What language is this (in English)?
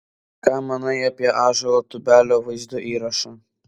Lithuanian